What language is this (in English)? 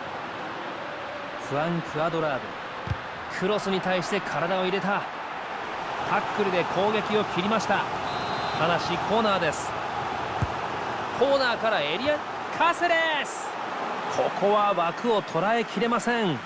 Japanese